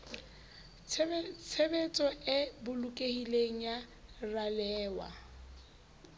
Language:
Southern Sotho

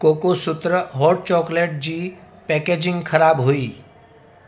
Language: Sindhi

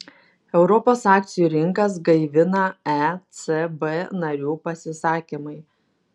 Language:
Lithuanian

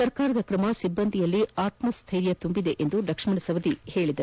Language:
Kannada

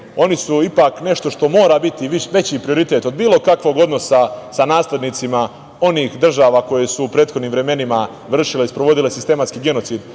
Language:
Serbian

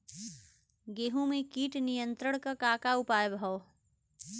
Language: Bhojpuri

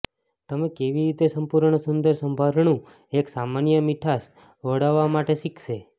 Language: Gujarati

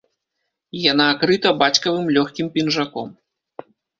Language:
Belarusian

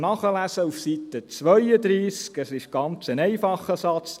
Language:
Swiss German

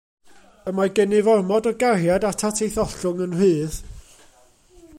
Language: Welsh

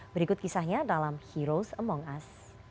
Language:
Indonesian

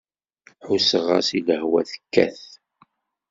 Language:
Kabyle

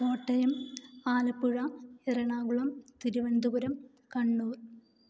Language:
Malayalam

